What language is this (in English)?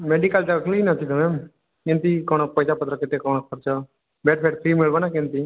Odia